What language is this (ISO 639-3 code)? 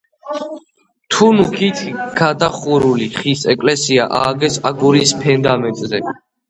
kat